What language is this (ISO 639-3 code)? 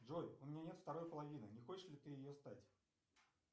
rus